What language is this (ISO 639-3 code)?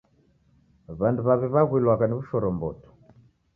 dav